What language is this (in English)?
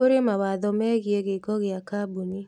Kikuyu